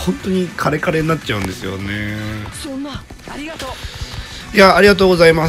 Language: Japanese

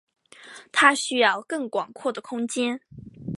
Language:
Chinese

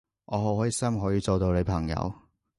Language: Cantonese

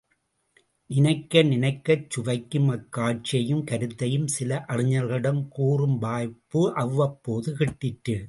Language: Tamil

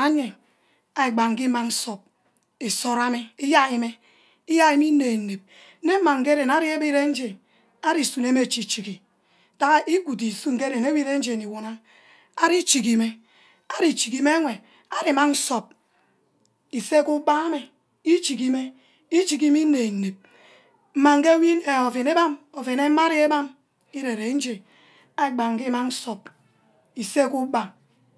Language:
Ubaghara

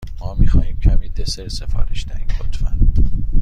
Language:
Persian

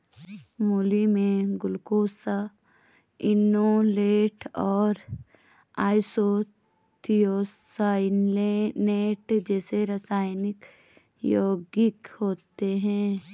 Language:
Hindi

